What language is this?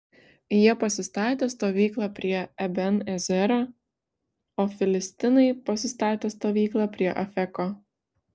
Lithuanian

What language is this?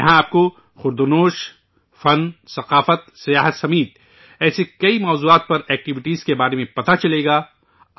Urdu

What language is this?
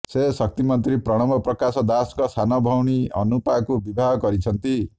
Odia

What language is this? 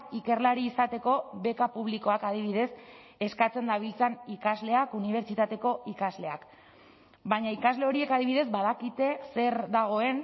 Basque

